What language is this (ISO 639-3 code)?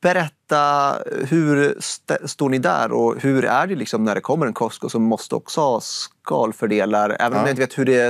swe